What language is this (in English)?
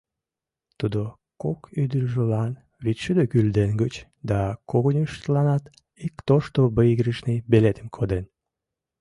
Mari